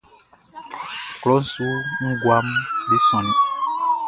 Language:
Baoulé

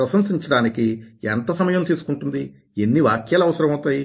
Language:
Telugu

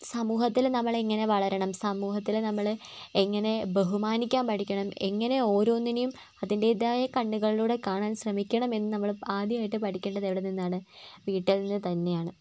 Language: Malayalam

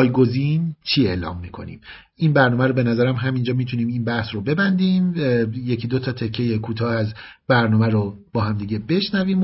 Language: Persian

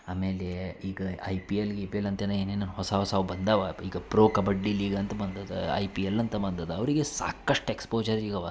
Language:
Kannada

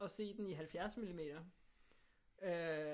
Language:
Danish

